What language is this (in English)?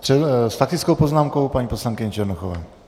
Czech